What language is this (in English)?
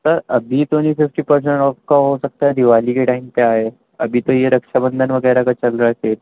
Urdu